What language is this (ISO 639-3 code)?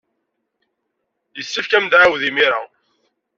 kab